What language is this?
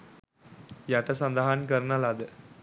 Sinhala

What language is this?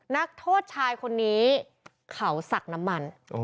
Thai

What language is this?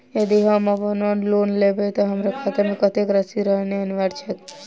Maithili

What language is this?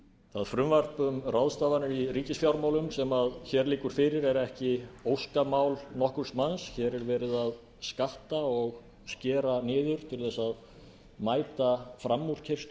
Icelandic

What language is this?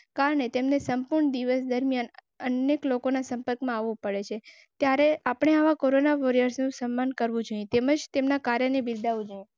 Gujarati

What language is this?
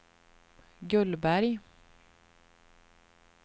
Swedish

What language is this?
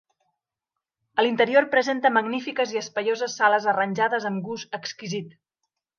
Catalan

